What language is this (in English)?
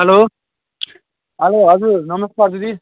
Nepali